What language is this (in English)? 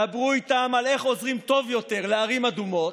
Hebrew